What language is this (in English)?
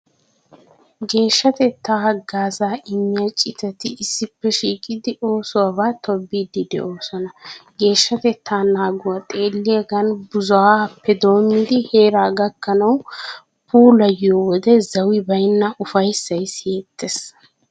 Wolaytta